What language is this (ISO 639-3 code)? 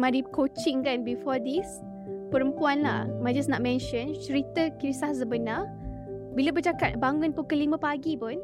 msa